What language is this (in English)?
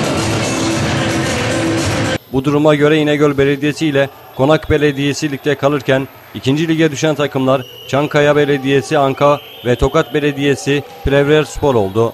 Turkish